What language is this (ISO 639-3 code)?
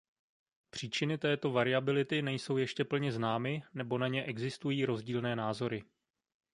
ces